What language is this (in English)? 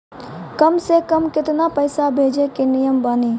Maithili